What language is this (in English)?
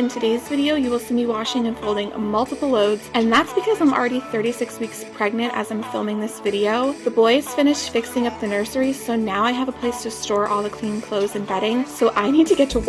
English